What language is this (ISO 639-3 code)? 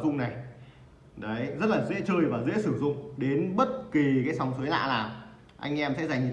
vie